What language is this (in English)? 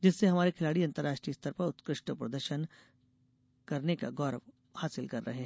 Hindi